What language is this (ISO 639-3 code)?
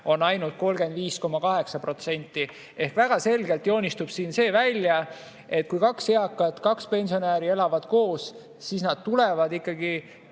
est